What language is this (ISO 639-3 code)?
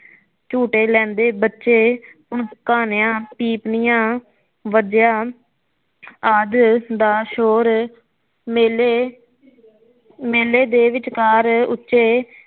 pan